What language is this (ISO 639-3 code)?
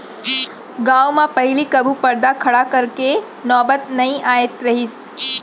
hne